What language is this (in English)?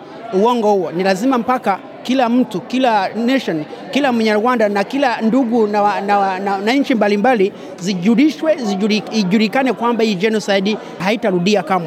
Swahili